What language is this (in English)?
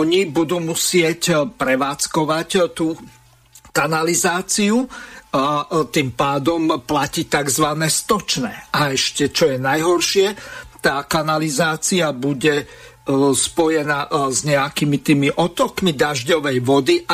Slovak